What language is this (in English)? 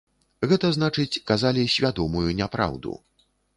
Belarusian